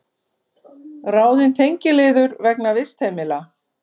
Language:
Icelandic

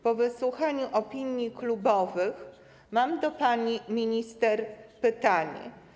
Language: Polish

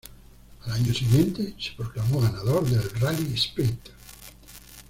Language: Spanish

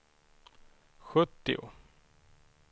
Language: Swedish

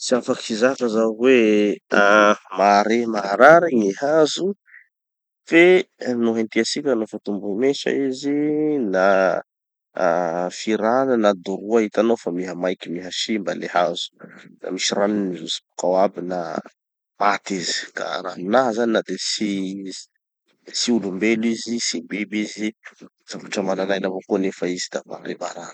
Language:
Tanosy Malagasy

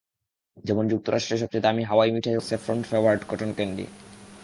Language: Bangla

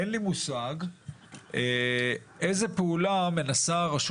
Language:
Hebrew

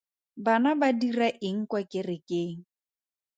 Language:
Tswana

